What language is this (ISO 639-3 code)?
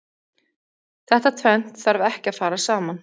isl